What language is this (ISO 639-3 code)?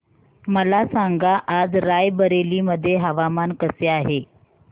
mar